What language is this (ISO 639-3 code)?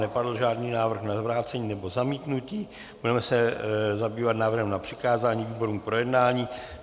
ces